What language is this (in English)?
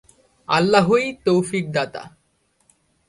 Bangla